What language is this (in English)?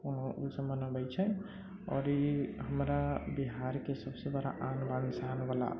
Maithili